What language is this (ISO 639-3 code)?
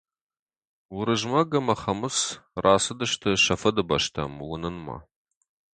oss